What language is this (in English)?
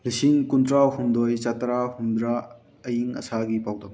Manipuri